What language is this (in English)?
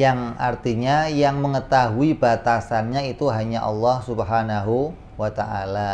Indonesian